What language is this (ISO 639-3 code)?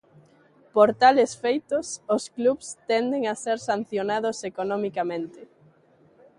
glg